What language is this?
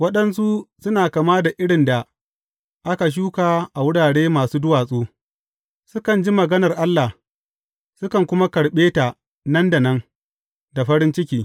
Hausa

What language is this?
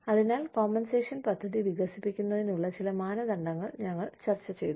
Malayalam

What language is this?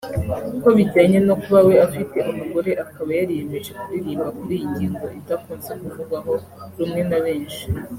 Kinyarwanda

